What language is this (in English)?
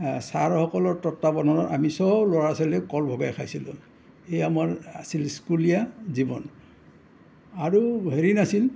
Assamese